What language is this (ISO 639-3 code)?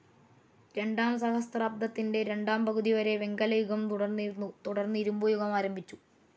mal